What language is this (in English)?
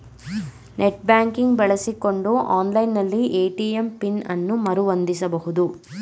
Kannada